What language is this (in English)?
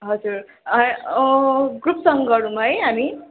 Nepali